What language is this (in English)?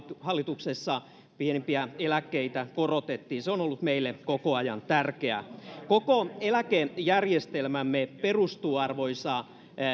Finnish